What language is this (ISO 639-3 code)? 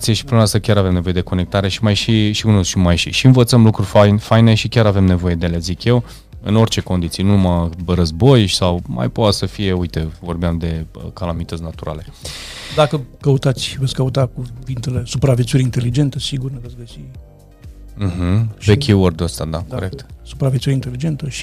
ron